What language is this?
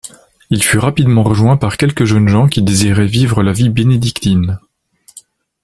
French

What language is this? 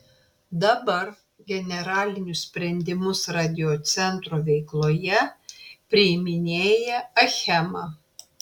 Lithuanian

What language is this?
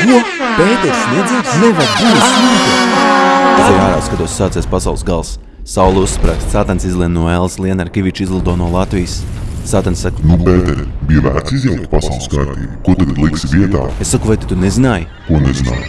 Latvian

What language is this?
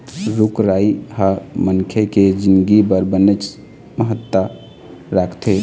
Chhattisgarhi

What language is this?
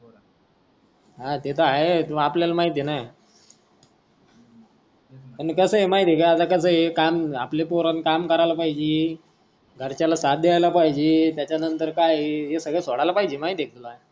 Marathi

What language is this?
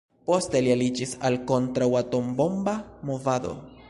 Esperanto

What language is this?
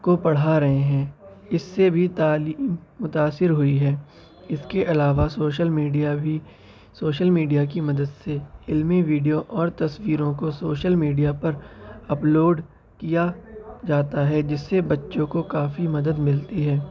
Urdu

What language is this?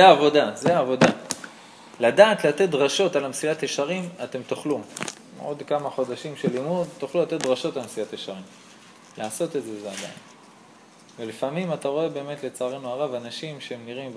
Hebrew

